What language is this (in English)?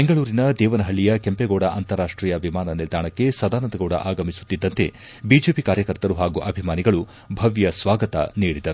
Kannada